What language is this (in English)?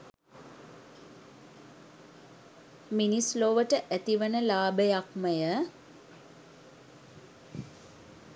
Sinhala